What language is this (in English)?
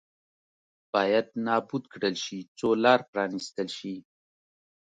Pashto